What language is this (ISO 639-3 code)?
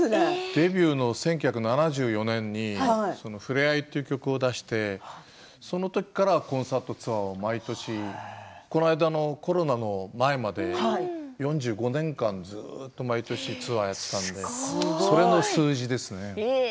jpn